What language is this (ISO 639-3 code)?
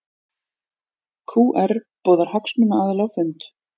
isl